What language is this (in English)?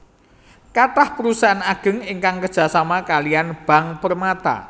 Javanese